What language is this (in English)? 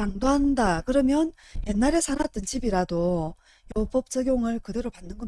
Korean